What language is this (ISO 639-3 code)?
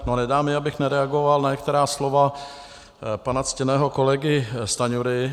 ces